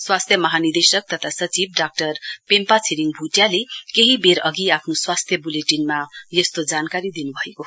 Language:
Nepali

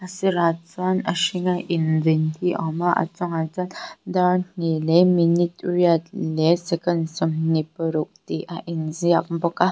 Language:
Mizo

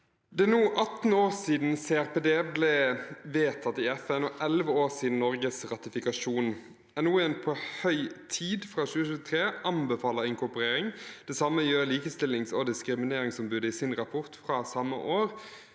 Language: Norwegian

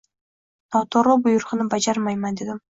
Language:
Uzbek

